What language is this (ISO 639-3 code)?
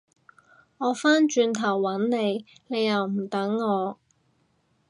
yue